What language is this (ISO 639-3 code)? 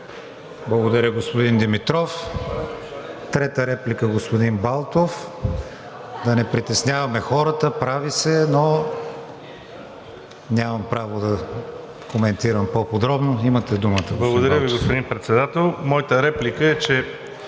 bul